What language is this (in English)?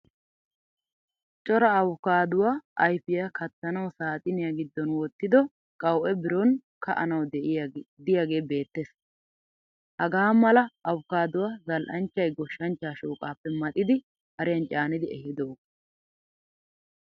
Wolaytta